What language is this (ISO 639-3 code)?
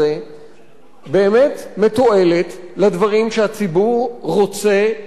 heb